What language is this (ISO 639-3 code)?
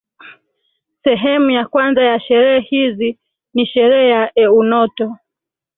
swa